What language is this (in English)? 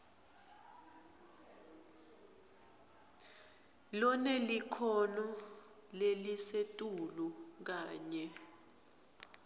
Swati